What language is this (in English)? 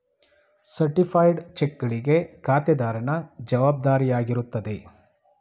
Kannada